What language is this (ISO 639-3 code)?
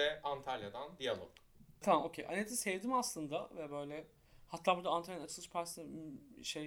tur